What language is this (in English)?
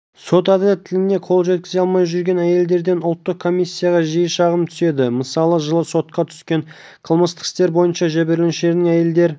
Kazakh